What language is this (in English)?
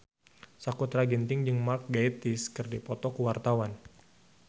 Sundanese